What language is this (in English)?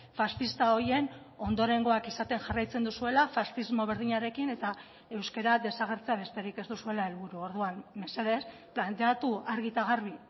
Basque